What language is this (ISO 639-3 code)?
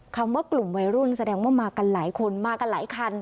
tha